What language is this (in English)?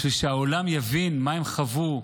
Hebrew